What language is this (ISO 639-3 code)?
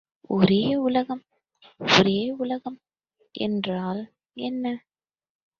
tam